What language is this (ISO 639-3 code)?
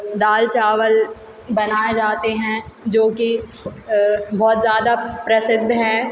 hin